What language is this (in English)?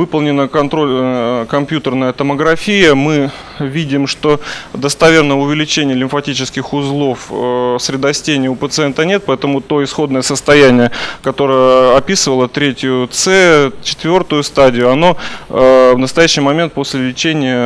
Russian